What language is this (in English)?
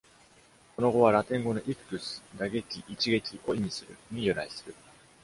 Japanese